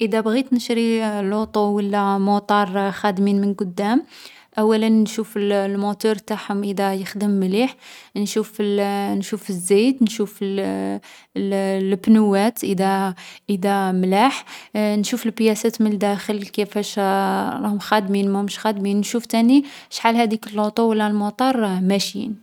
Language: Algerian Arabic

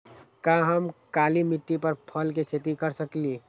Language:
Magahi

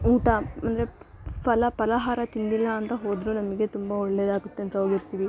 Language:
Kannada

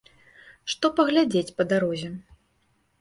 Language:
Belarusian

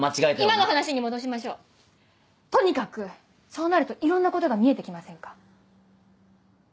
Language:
Japanese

